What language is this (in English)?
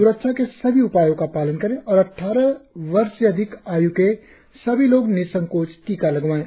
Hindi